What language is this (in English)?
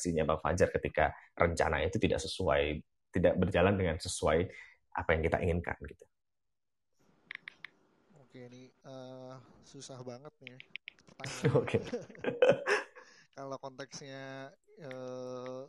Indonesian